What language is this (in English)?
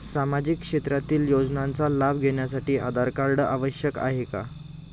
Marathi